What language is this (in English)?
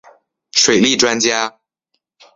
Chinese